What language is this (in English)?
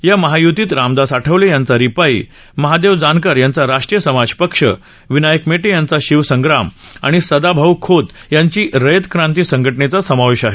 Marathi